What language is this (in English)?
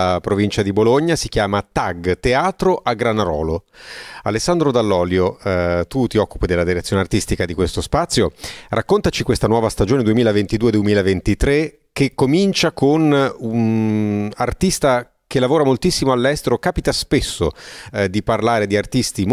Italian